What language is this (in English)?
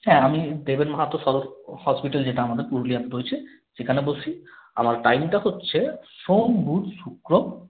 Bangla